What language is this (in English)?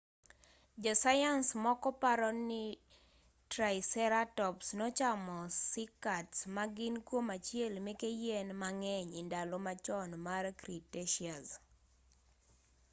Luo (Kenya and Tanzania)